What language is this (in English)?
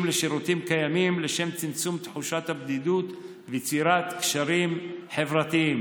Hebrew